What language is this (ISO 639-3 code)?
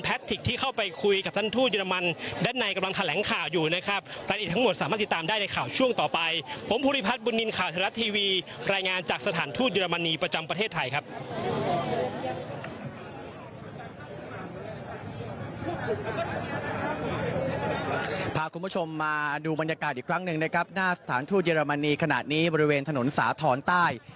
tha